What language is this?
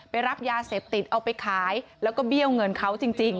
Thai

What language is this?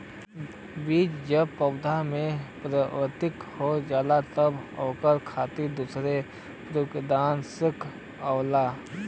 Bhojpuri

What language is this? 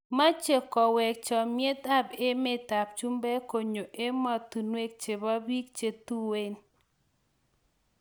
Kalenjin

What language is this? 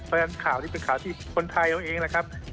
Thai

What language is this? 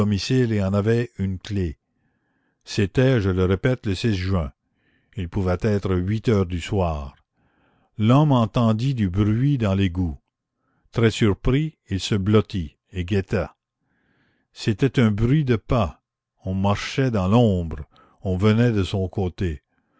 French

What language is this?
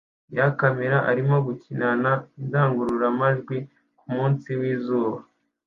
Kinyarwanda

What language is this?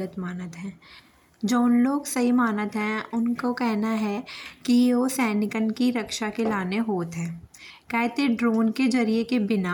Bundeli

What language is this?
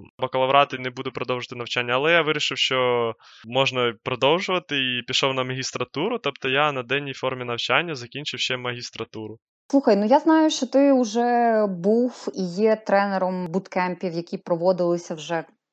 Ukrainian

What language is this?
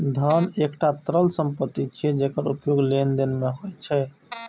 Maithili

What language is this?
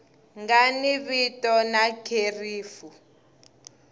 Tsonga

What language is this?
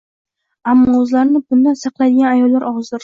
Uzbek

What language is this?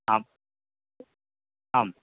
Sanskrit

